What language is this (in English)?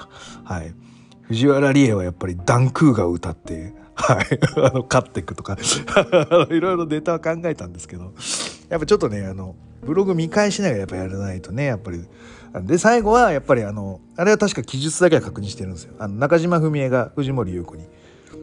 Japanese